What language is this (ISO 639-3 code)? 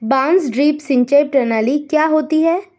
hin